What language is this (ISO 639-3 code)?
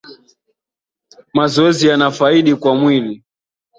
swa